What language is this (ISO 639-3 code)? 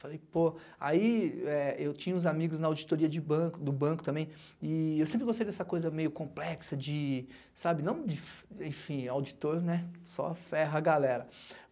por